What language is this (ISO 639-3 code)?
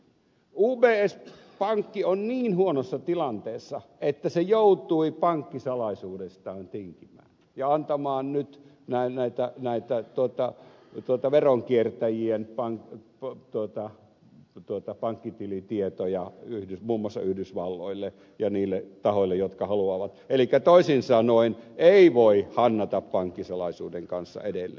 fin